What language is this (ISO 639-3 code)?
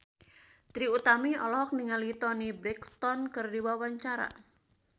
sun